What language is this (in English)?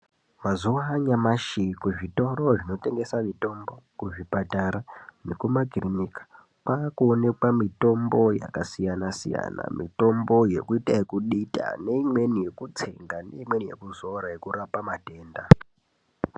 Ndau